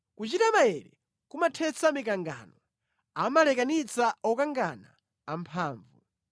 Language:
Nyanja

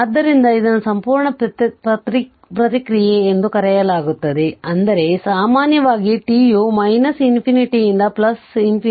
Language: Kannada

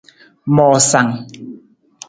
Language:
Nawdm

